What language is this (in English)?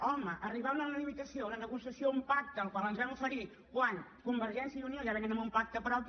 Catalan